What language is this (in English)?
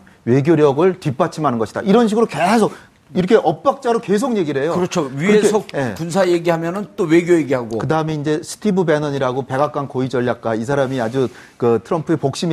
Korean